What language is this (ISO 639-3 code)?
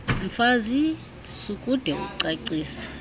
xho